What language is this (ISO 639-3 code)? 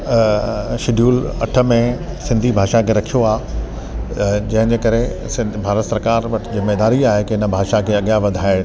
snd